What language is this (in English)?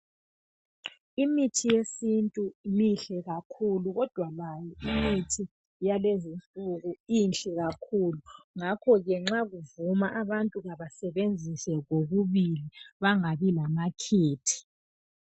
North Ndebele